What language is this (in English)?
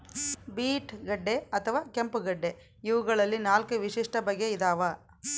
Kannada